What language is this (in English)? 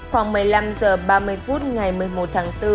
Vietnamese